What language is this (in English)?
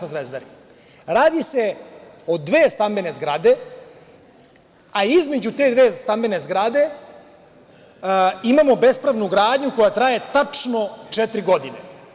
Serbian